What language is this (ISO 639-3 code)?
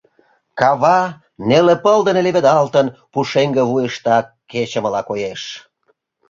chm